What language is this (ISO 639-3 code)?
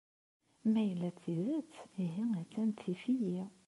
kab